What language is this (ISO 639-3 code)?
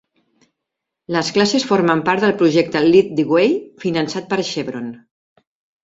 cat